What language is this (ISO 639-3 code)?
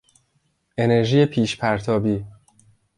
fas